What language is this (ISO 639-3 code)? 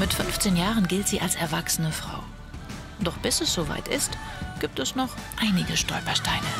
deu